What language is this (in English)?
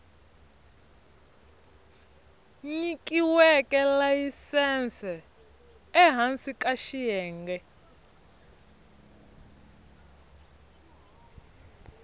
Tsonga